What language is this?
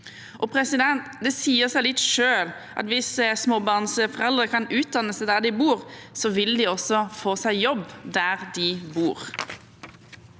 Norwegian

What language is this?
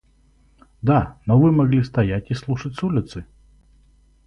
Russian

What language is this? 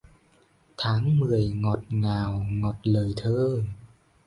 Vietnamese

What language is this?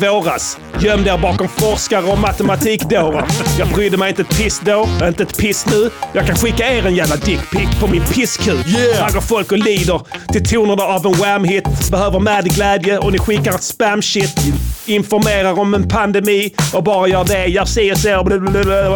Swedish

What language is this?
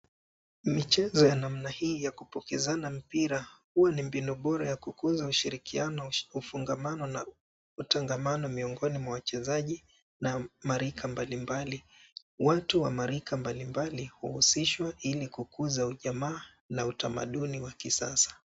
Swahili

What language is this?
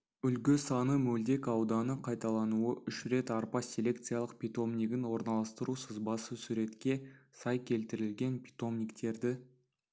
Kazakh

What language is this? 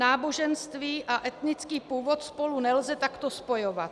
Czech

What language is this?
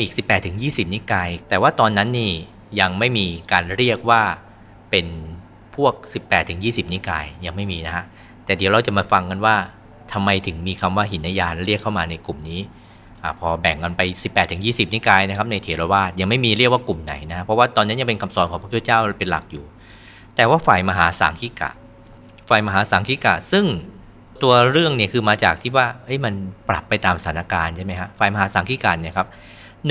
Thai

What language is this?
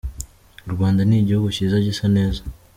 Kinyarwanda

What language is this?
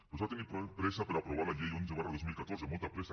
Catalan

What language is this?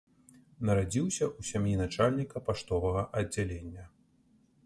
Belarusian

